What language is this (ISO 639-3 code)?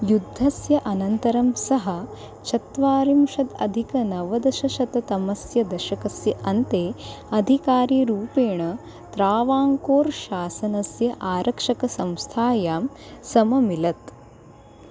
san